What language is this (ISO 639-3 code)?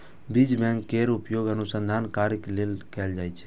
mai